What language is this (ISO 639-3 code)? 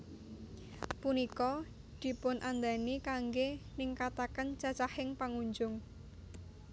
jav